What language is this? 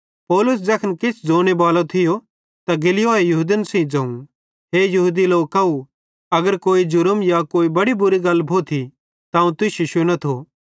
Bhadrawahi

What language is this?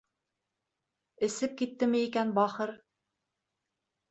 Bashkir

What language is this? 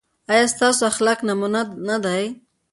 Pashto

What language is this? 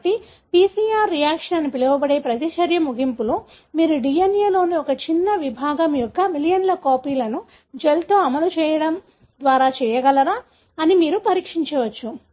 Telugu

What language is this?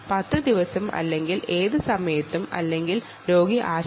Malayalam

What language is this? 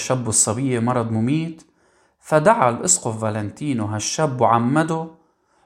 Arabic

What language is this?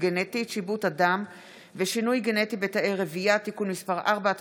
Hebrew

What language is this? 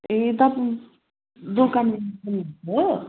Nepali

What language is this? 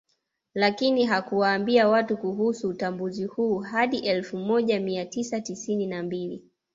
Swahili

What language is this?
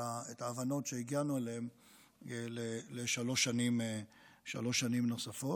Hebrew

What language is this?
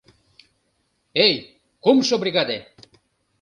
Mari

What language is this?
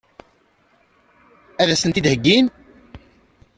Kabyle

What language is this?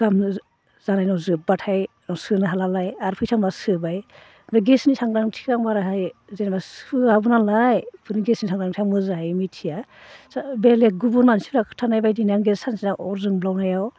Bodo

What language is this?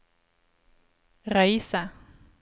Norwegian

